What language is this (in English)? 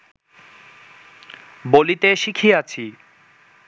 Bangla